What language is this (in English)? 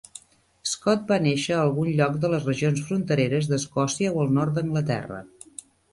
Catalan